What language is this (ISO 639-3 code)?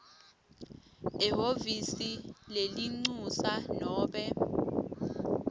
ssw